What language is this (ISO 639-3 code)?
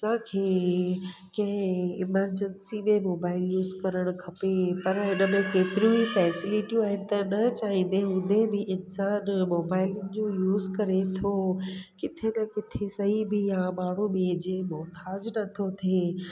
snd